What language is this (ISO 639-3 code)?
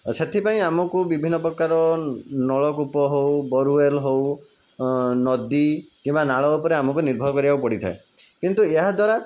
ori